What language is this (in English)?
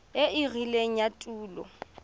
Tswana